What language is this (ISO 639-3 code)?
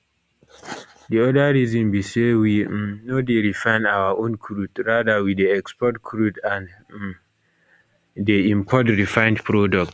pcm